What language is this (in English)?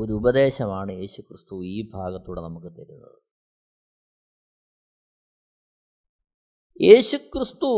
Malayalam